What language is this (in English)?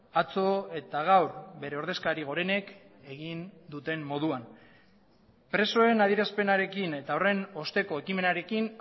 Basque